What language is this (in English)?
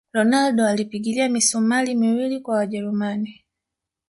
Swahili